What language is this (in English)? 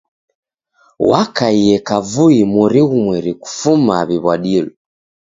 Taita